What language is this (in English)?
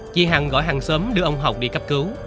Vietnamese